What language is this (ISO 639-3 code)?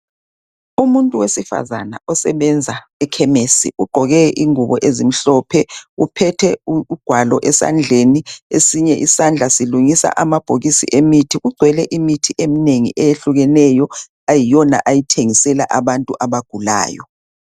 nde